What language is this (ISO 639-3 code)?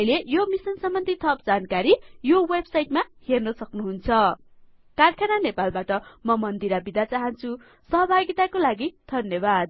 nep